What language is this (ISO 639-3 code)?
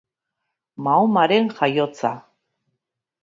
eus